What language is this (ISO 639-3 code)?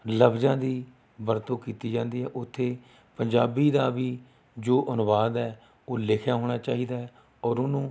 pan